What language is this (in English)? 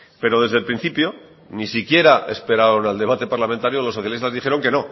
Spanish